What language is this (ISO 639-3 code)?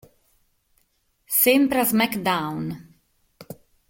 ita